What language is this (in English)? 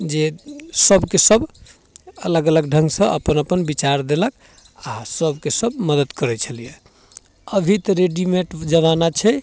Maithili